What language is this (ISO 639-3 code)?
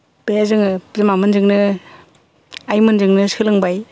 brx